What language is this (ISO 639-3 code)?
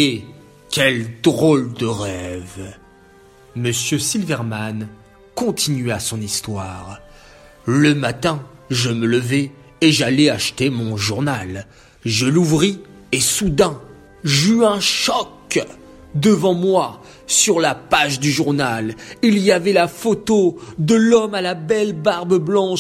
fra